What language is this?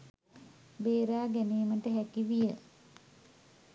Sinhala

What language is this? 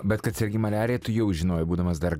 Lithuanian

